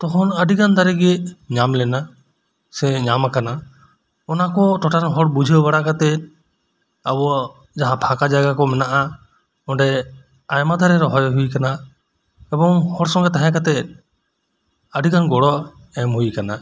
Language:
Santali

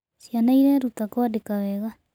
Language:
Kikuyu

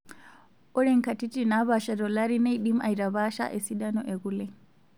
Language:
Masai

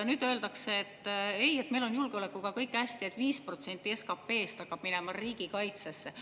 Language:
Estonian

